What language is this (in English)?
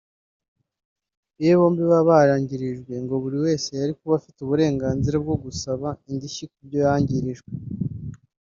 Kinyarwanda